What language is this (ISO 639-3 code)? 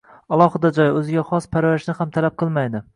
uzb